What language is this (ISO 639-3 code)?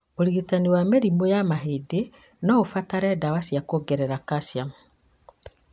kik